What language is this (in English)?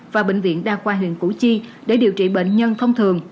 Vietnamese